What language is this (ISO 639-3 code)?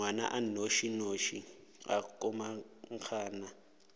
nso